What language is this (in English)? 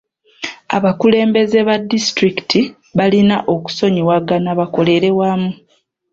Ganda